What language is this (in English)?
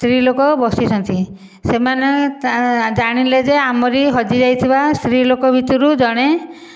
Odia